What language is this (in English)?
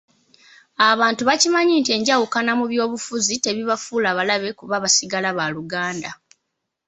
Ganda